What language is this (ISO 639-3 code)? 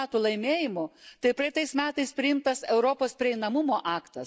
lit